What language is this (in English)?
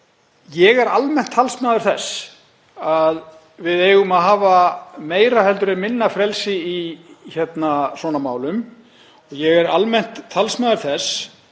Icelandic